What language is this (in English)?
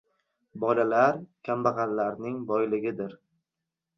Uzbek